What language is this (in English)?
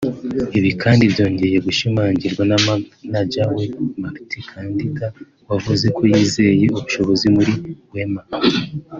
Kinyarwanda